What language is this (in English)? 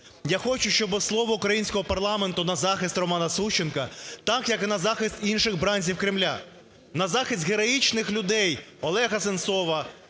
Ukrainian